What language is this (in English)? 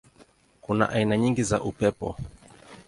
Swahili